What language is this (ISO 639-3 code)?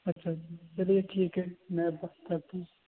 urd